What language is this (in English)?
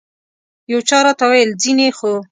Pashto